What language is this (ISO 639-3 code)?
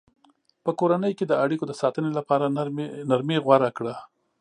pus